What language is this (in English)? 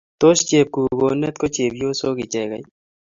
Kalenjin